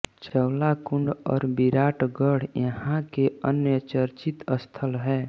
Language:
Hindi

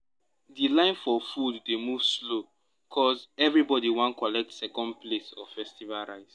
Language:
Nigerian Pidgin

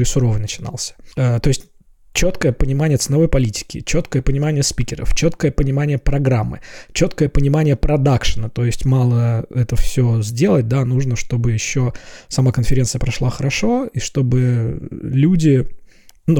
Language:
Russian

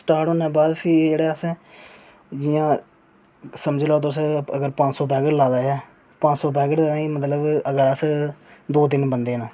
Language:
Dogri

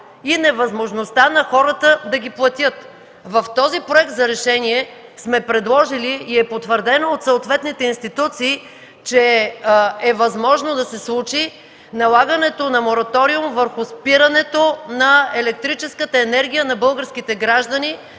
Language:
Bulgarian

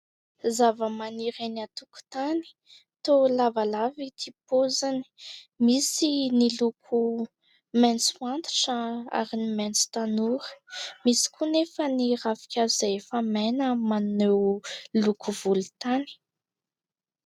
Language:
Malagasy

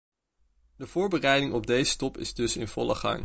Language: Dutch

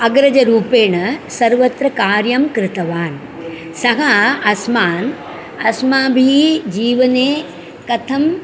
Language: Sanskrit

